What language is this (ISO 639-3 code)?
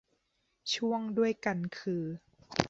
tha